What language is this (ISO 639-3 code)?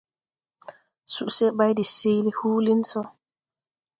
tui